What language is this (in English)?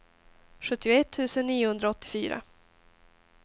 Swedish